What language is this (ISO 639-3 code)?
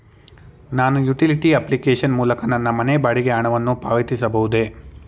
kan